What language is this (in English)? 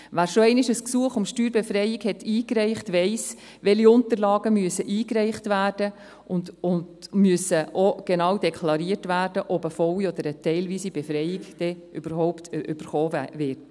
Swiss German